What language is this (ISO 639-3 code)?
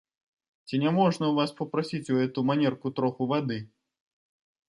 bel